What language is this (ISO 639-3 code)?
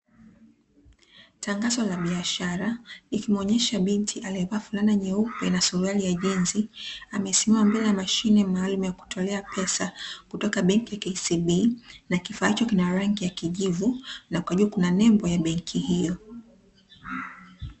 swa